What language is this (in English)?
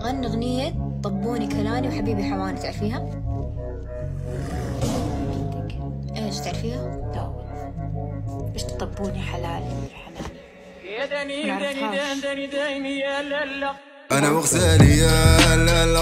Arabic